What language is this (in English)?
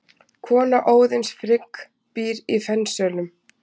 Icelandic